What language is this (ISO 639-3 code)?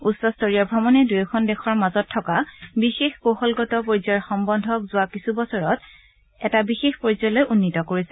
asm